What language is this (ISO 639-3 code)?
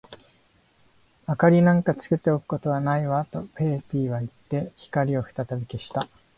jpn